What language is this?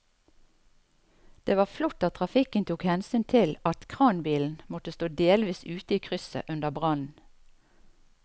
Norwegian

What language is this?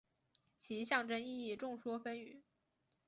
Chinese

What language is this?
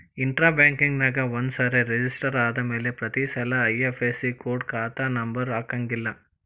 Kannada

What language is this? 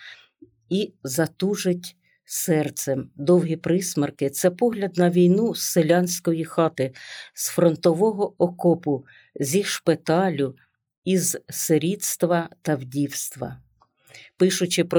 Ukrainian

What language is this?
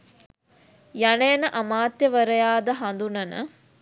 Sinhala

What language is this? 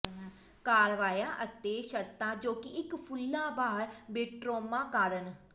Punjabi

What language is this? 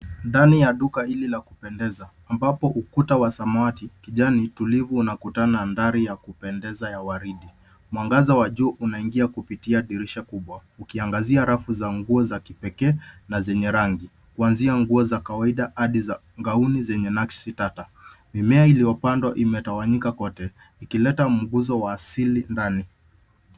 Swahili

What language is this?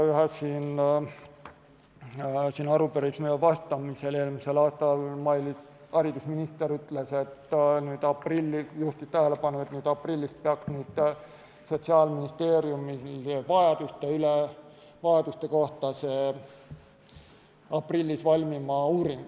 Estonian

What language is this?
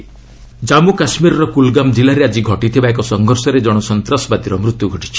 Odia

